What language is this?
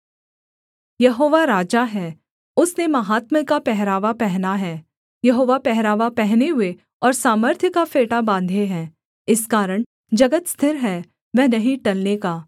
Hindi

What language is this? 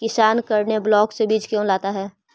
Magahi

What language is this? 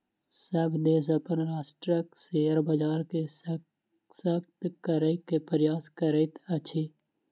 Maithili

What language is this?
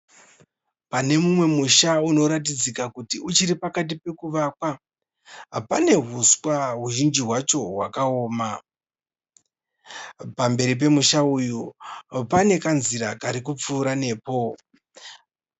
Shona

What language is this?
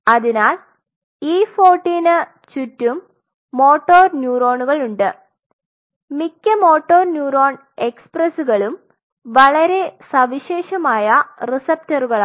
Malayalam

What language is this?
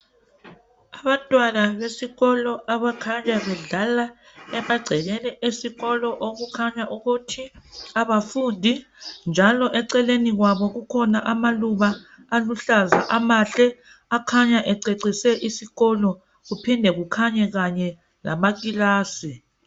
North Ndebele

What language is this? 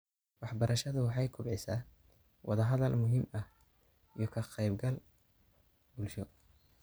Somali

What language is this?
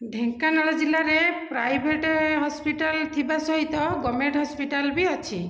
Odia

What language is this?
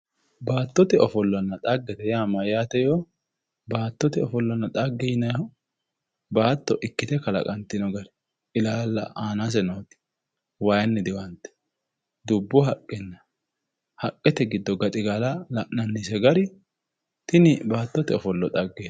Sidamo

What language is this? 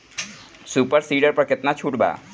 Bhojpuri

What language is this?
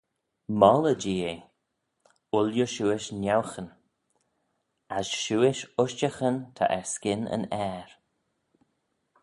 Manx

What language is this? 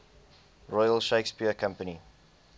English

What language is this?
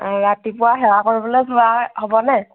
Assamese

